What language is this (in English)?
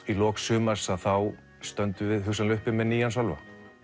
Icelandic